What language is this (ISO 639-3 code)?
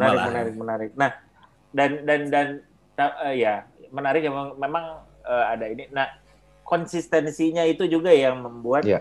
ind